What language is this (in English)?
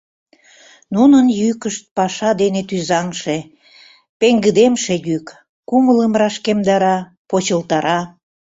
Mari